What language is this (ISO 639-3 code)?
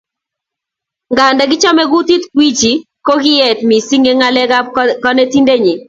kln